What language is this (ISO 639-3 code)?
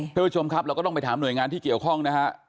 tha